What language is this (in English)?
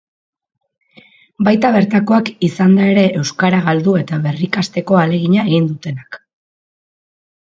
Basque